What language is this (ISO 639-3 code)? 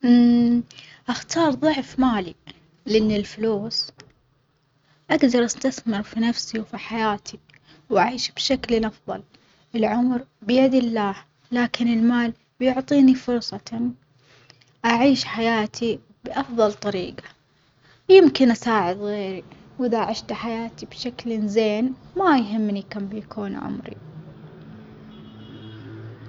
acx